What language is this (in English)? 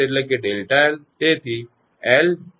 Gujarati